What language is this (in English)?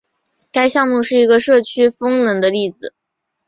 Chinese